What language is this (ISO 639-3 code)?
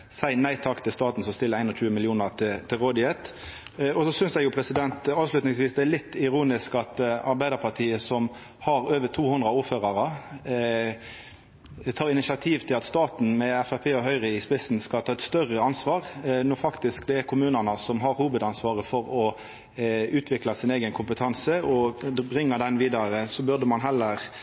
nno